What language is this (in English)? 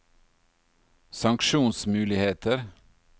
Norwegian